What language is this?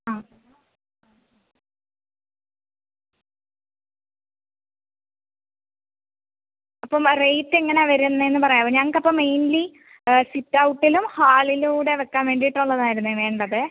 Malayalam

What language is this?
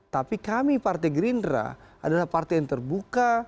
Indonesian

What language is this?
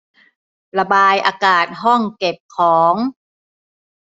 Thai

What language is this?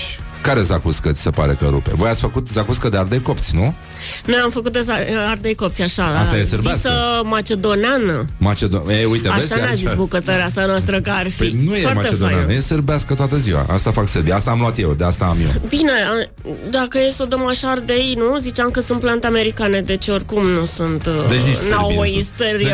Romanian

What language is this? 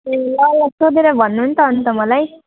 Nepali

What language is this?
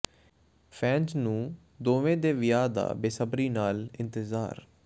Punjabi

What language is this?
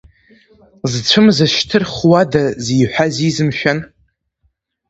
Abkhazian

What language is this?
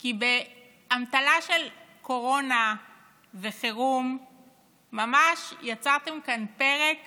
Hebrew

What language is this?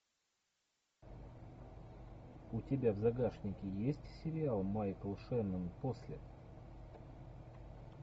Russian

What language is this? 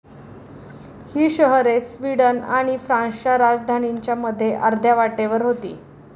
Marathi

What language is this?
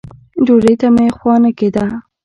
Pashto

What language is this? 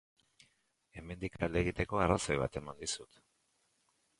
Basque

